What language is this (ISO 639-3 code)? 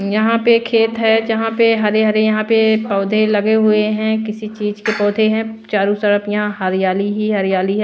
hin